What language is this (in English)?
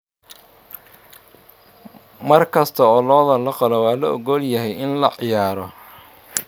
Somali